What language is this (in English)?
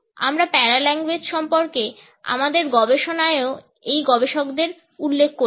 Bangla